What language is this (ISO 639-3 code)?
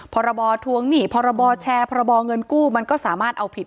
tha